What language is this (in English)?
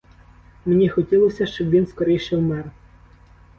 Ukrainian